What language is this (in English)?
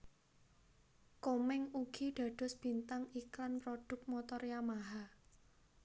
Javanese